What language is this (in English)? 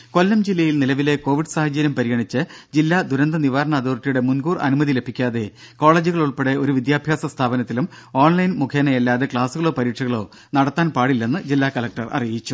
Malayalam